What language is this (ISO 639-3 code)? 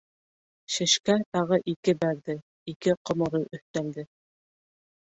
bak